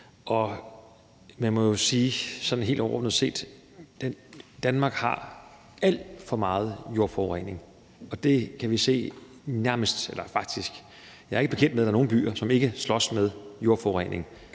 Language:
Danish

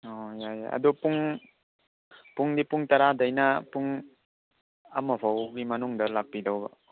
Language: Manipuri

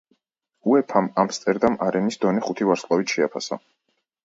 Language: Georgian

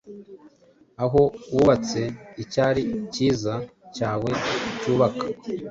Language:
Kinyarwanda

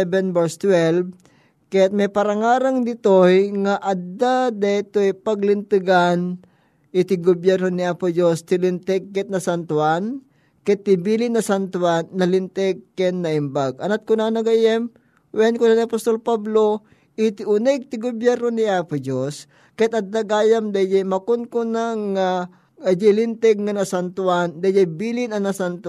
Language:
Filipino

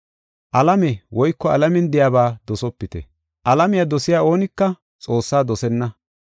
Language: Gofa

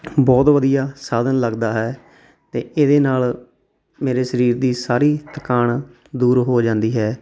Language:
Punjabi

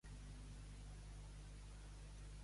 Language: Catalan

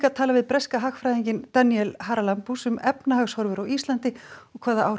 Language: Icelandic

